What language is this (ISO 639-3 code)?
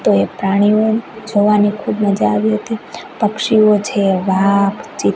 guj